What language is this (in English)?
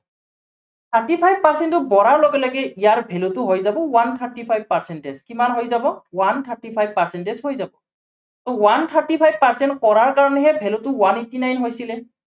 Assamese